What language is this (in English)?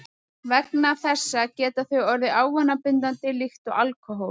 Icelandic